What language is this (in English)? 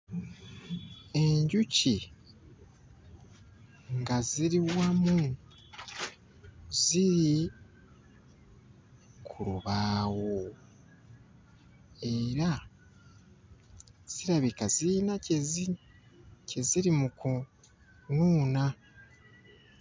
Ganda